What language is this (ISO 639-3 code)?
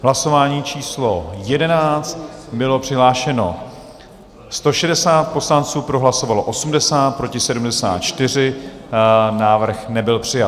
ces